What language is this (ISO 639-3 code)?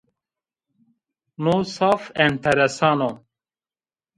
zza